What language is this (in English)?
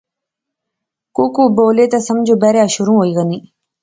Pahari-Potwari